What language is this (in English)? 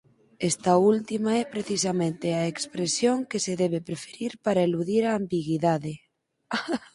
Galician